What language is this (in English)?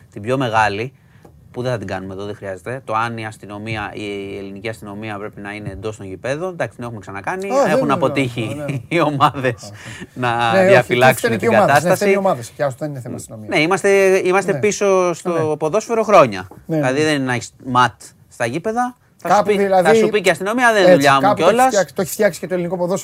Greek